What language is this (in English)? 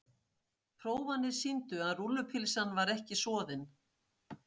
Icelandic